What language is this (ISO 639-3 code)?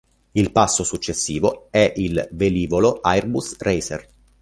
ita